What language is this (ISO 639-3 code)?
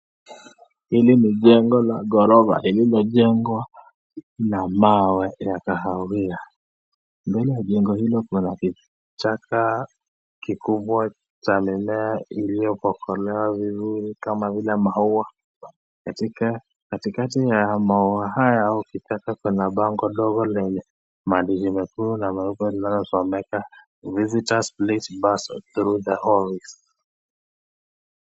swa